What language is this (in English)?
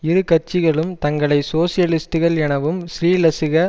Tamil